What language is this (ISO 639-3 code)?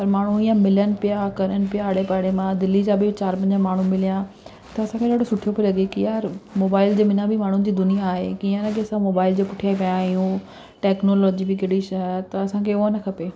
snd